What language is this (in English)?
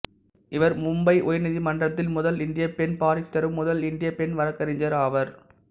Tamil